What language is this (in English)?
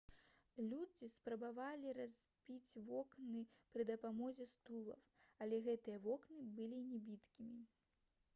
Belarusian